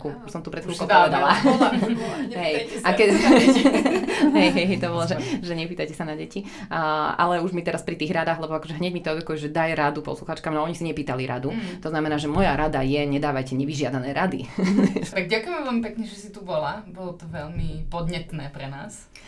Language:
Slovak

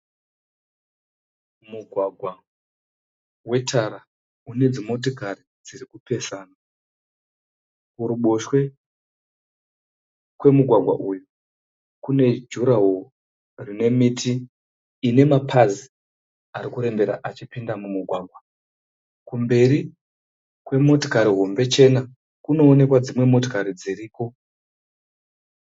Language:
Shona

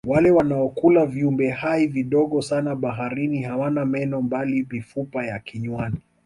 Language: Swahili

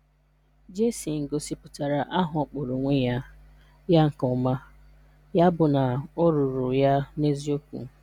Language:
Igbo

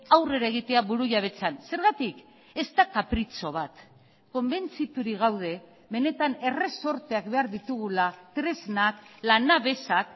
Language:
Basque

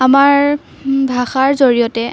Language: Assamese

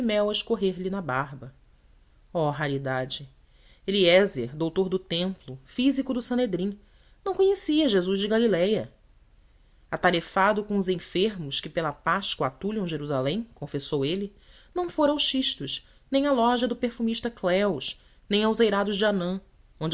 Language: Portuguese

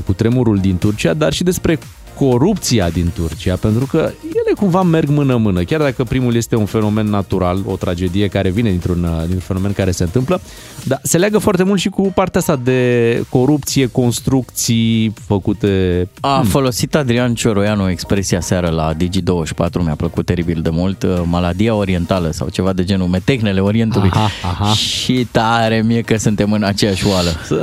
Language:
Romanian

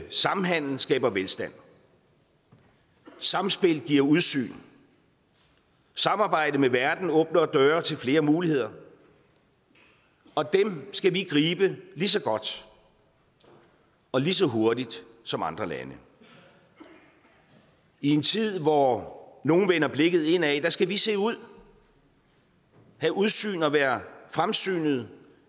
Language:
Danish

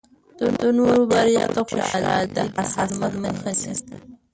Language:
Pashto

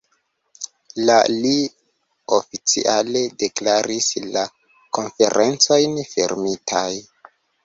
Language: Esperanto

